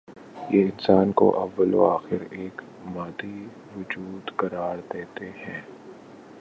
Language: Urdu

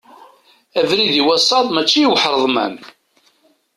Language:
Kabyle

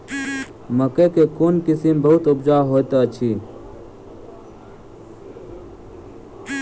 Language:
Maithili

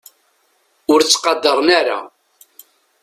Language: Kabyle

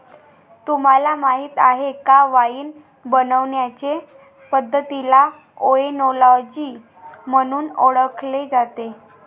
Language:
Marathi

